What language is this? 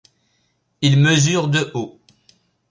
French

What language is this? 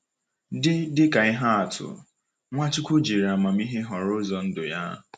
Igbo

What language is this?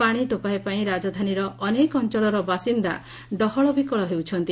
Odia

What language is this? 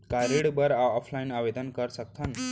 Chhattisgarhi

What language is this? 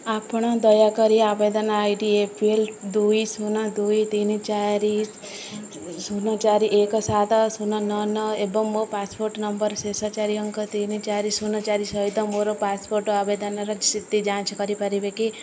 Odia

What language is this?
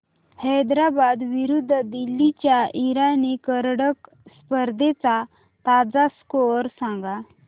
Marathi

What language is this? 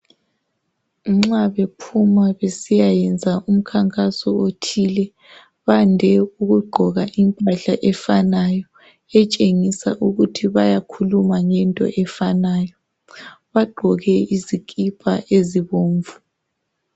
North Ndebele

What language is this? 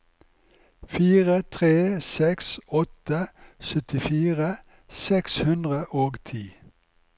Norwegian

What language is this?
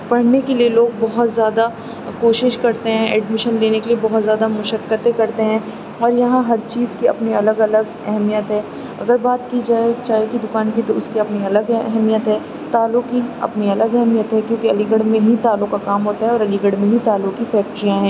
Urdu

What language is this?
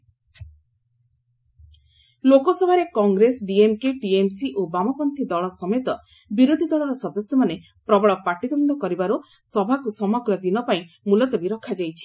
Odia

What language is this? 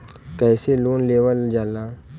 Bhojpuri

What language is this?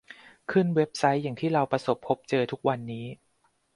Thai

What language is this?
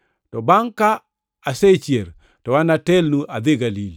Luo (Kenya and Tanzania)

